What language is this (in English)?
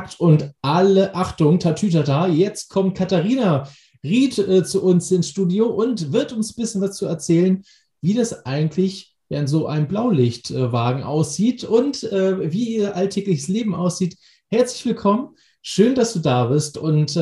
German